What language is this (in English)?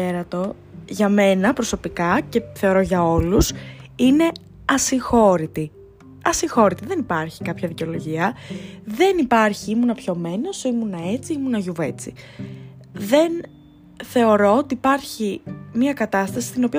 Greek